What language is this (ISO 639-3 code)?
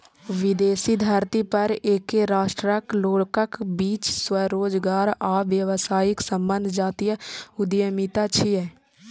mai